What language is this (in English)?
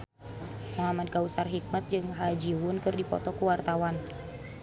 Sundanese